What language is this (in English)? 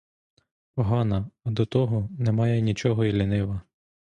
Ukrainian